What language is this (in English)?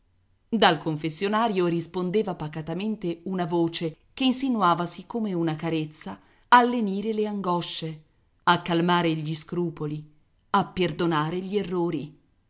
Italian